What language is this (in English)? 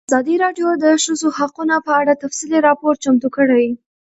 Pashto